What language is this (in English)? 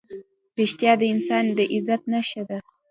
Pashto